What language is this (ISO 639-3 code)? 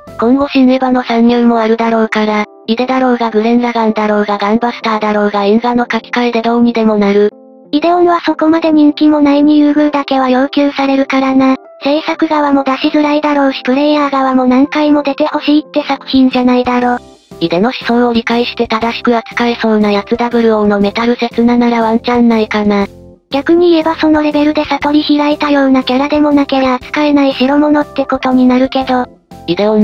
jpn